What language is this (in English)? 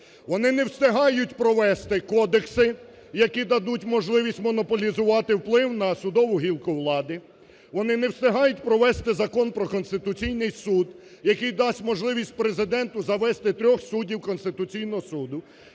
Ukrainian